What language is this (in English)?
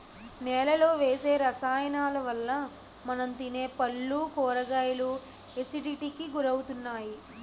Telugu